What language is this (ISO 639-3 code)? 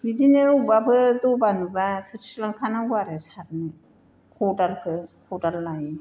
brx